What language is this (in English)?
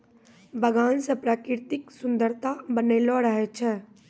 Maithili